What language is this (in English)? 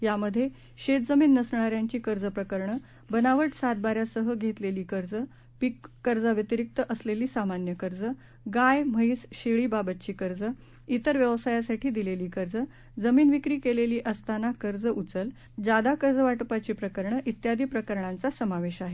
Marathi